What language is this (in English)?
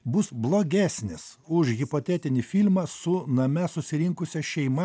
Lithuanian